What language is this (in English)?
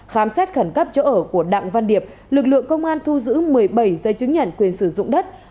Vietnamese